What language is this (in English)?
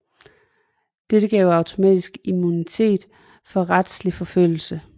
Danish